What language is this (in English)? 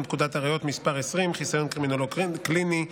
Hebrew